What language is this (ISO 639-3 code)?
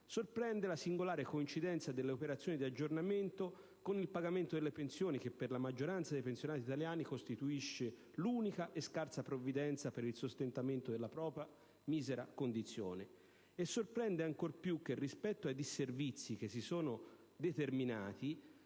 ita